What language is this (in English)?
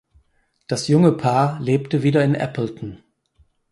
German